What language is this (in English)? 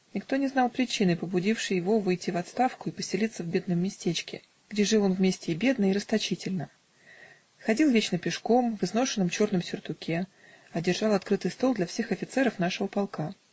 Russian